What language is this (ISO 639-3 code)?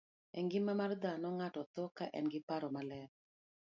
luo